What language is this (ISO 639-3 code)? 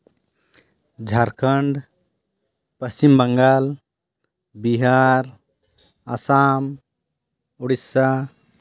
sat